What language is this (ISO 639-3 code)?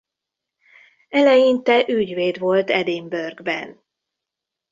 hun